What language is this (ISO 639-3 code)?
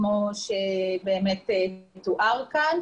heb